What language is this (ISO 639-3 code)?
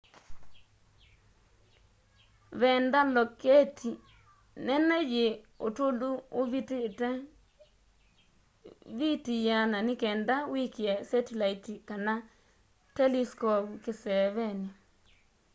kam